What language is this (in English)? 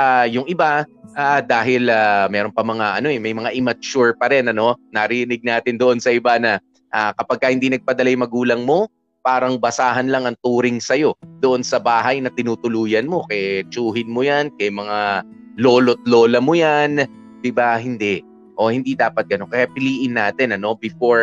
Filipino